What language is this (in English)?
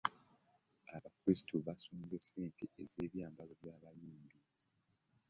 Ganda